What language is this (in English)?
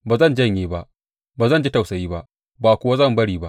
Hausa